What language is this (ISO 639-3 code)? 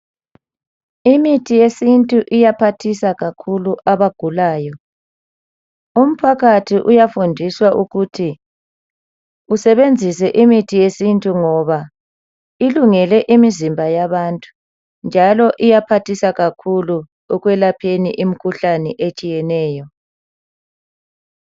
nde